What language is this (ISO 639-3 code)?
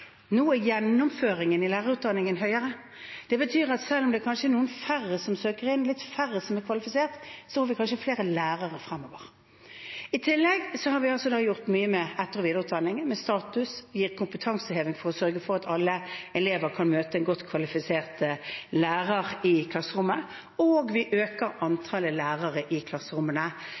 nob